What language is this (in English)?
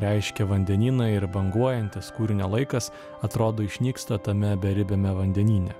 Lithuanian